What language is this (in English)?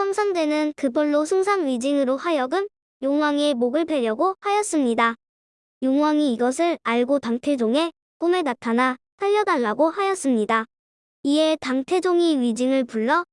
Korean